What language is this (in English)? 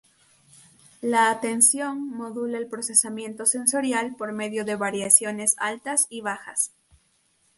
Spanish